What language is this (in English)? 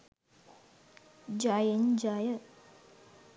Sinhala